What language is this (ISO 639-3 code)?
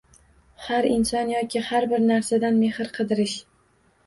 uzb